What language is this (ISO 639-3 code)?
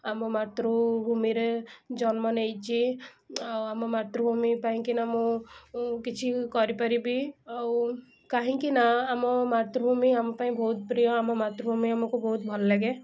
ori